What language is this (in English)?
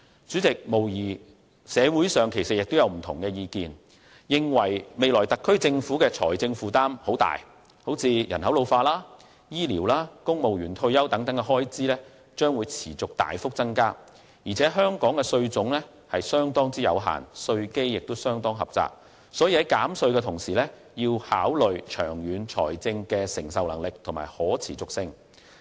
Cantonese